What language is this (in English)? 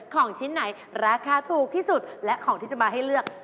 Thai